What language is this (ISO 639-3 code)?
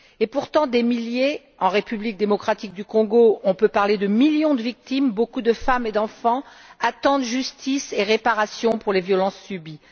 fra